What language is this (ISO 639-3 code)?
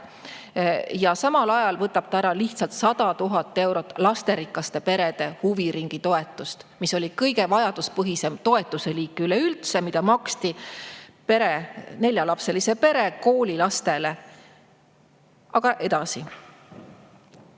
est